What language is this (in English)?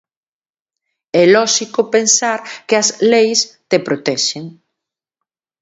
Galician